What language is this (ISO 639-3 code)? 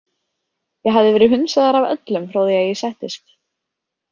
isl